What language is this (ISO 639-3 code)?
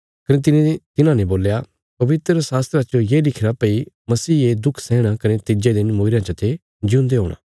kfs